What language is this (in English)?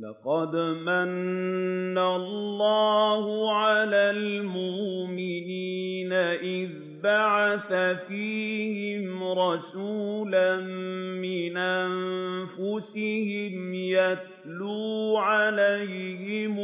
Arabic